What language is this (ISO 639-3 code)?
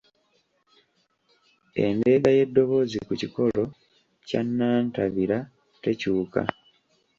lug